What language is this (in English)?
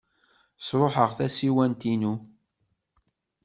Kabyle